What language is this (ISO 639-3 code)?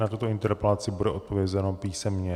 ces